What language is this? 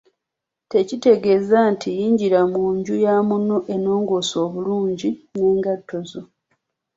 Ganda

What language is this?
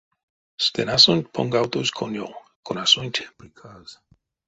Erzya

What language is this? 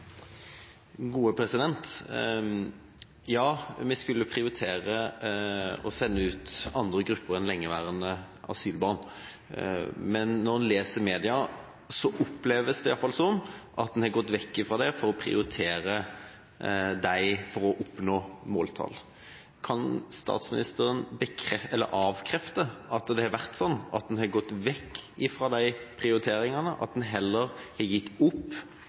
Norwegian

